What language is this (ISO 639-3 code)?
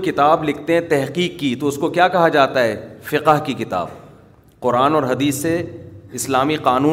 urd